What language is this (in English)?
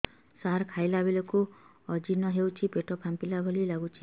Odia